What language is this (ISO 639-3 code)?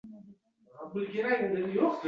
uzb